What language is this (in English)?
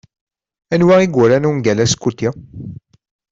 Kabyle